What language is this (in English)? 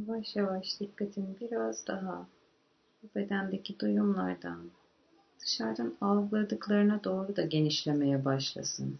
Turkish